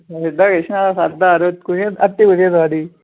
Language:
Dogri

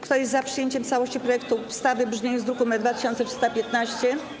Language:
Polish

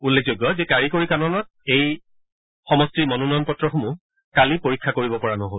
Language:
Assamese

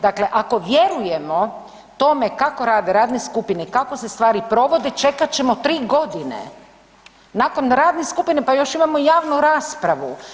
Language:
Croatian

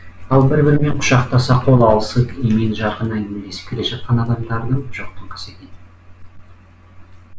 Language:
Kazakh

